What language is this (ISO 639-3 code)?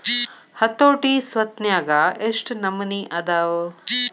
kan